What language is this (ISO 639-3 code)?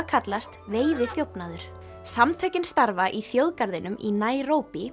isl